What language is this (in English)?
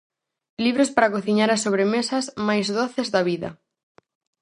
Galician